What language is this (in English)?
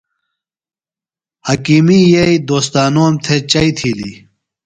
Phalura